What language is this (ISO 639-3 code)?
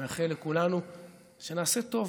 heb